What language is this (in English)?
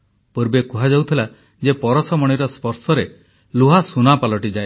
Odia